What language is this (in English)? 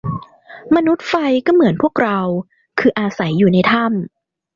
Thai